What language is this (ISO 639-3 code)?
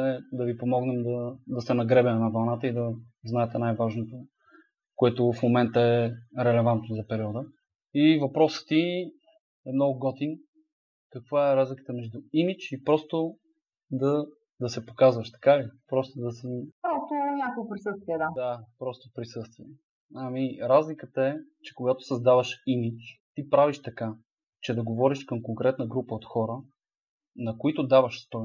bul